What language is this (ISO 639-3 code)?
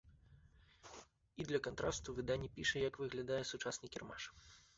bel